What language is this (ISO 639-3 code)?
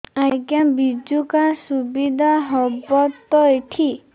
ori